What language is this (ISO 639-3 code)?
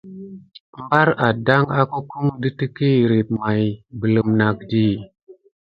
gid